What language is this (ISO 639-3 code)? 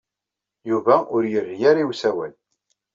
kab